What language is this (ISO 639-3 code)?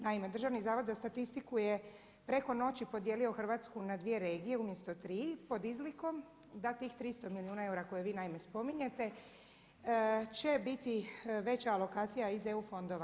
hrv